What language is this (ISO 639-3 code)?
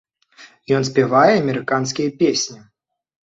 bel